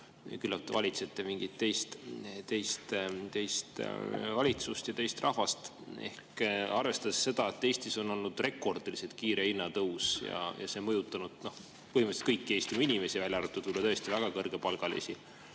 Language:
Estonian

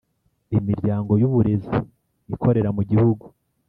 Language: Kinyarwanda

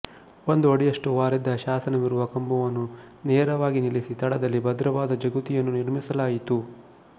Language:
Kannada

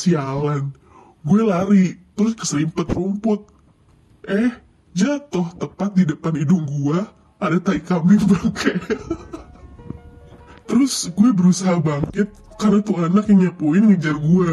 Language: Indonesian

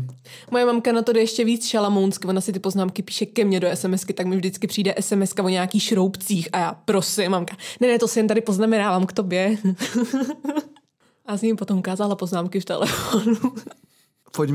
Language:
Czech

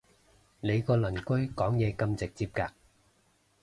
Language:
Cantonese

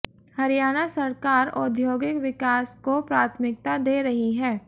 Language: Hindi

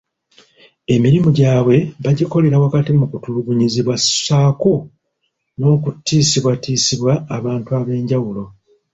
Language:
Ganda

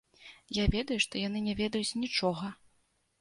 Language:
Belarusian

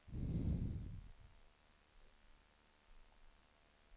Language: Swedish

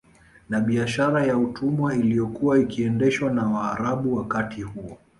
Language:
Swahili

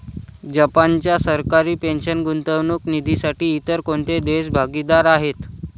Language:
Marathi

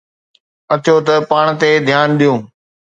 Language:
Sindhi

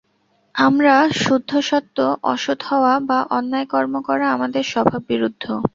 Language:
Bangla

